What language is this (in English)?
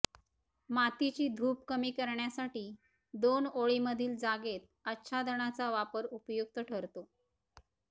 Marathi